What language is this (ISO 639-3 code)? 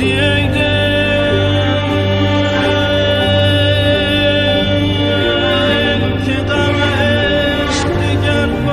fas